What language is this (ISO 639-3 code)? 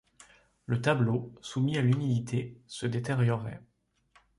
fra